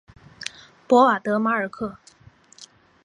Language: Chinese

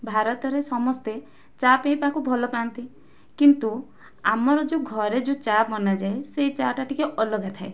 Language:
Odia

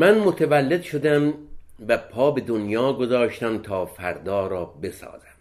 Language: Persian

